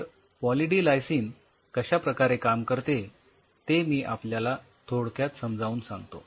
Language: Marathi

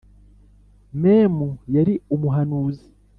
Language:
Kinyarwanda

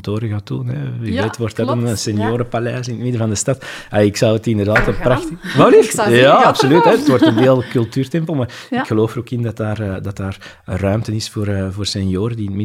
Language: Dutch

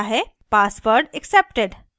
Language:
Hindi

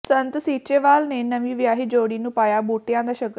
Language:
Punjabi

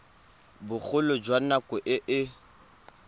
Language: Tswana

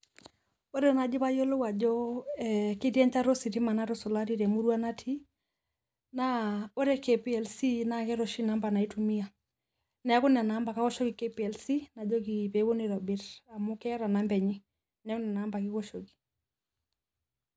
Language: Masai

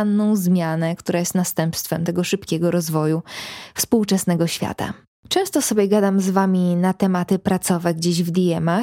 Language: Polish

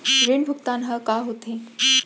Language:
Chhattisgarhi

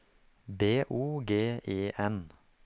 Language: Norwegian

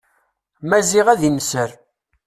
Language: Kabyle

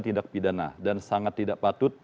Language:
Indonesian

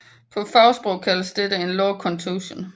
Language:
Danish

